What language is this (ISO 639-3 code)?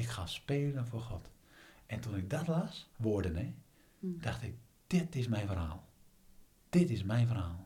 nld